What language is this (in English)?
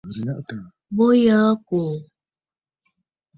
Bafut